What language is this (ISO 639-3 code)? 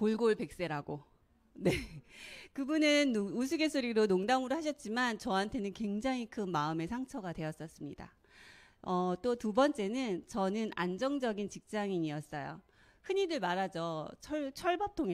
kor